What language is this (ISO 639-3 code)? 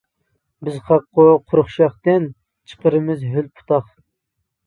uig